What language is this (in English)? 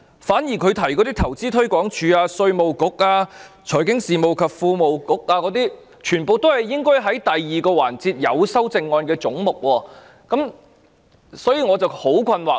Cantonese